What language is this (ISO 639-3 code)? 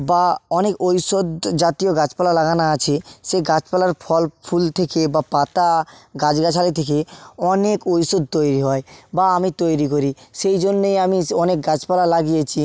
ben